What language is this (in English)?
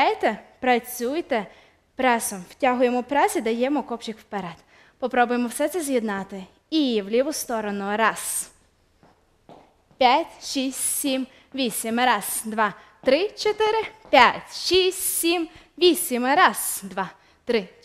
Ukrainian